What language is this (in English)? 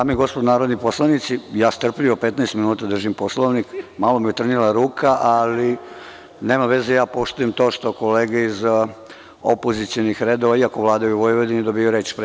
Serbian